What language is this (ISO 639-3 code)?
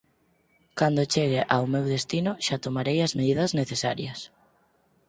glg